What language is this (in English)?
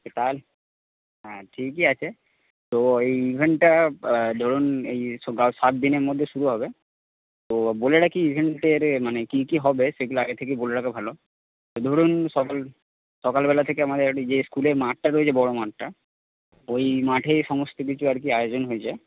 Bangla